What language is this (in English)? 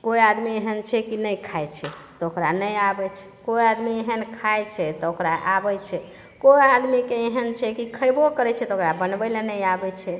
Maithili